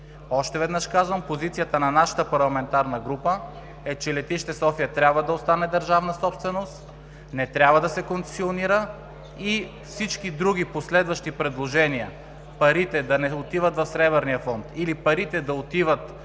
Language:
Bulgarian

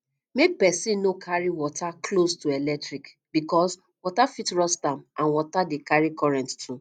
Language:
Nigerian Pidgin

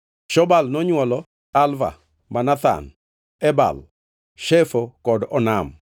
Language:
Luo (Kenya and Tanzania)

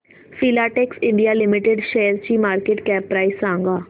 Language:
Marathi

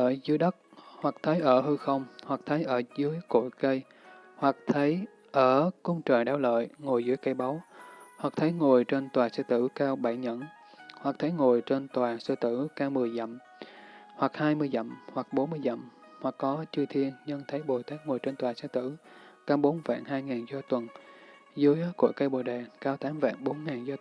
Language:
Vietnamese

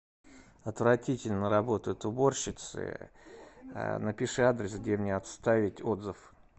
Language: Russian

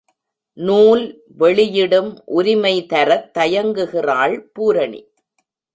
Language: Tamil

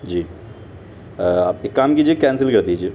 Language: Urdu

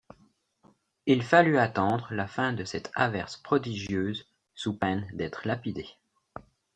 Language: French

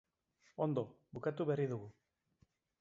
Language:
Basque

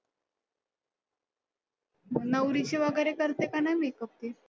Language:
Marathi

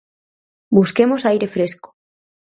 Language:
Galician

